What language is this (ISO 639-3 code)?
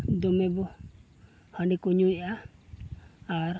sat